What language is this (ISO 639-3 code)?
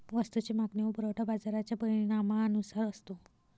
mar